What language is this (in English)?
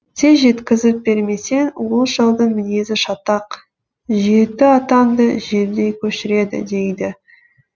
Kazakh